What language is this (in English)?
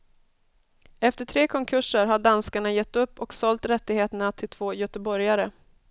Swedish